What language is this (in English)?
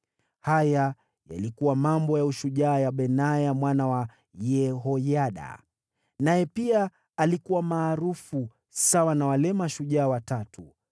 Swahili